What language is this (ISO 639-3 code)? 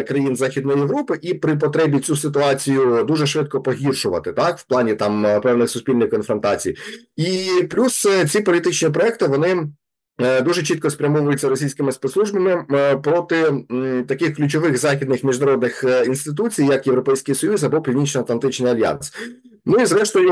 ukr